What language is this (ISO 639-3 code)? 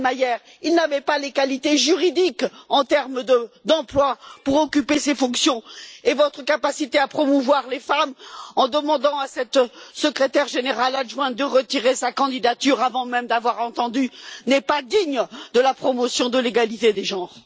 fra